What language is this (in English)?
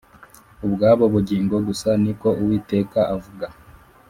Kinyarwanda